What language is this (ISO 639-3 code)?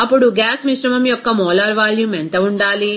tel